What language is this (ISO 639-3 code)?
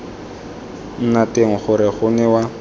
tsn